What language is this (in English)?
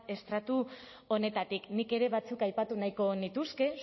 Basque